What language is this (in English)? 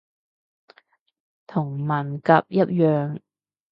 Cantonese